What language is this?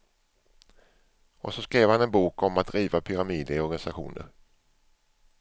Swedish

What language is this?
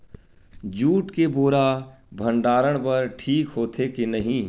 Chhattisgarhi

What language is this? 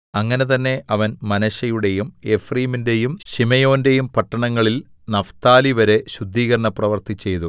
Malayalam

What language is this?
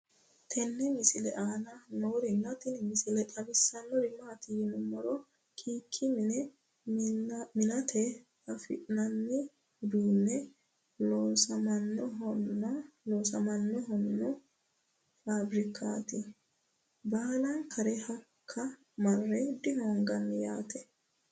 Sidamo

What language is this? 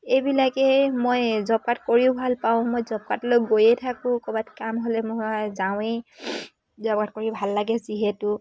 Assamese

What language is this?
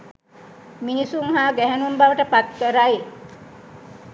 Sinhala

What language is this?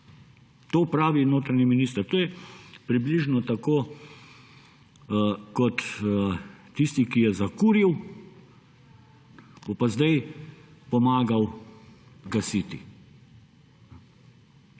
Slovenian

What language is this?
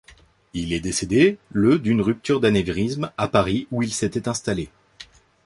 French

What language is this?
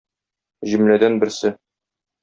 Tatar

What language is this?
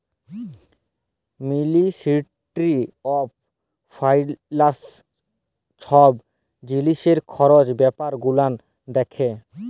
Bangla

